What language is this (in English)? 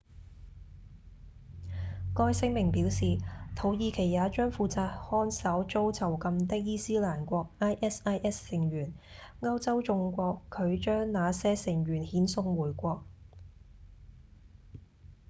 Cantonese